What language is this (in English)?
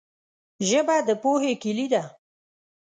Pashto